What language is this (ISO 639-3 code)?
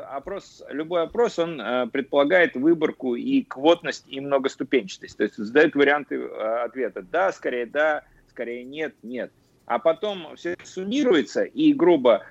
rus